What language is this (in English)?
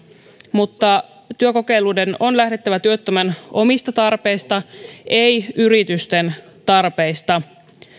Finnish